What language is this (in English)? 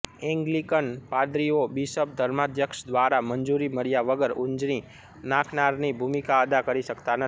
Gujarati